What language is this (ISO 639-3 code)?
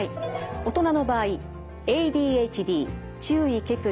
jpn